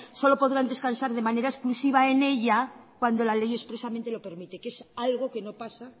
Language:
Spanish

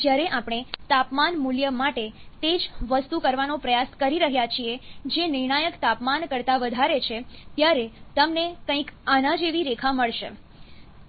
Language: Gujarati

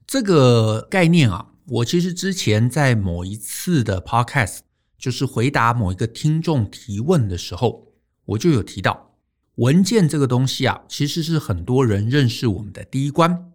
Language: Chinese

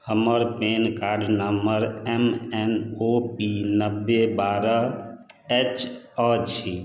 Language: Maithili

